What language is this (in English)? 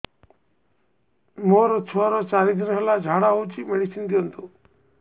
Odia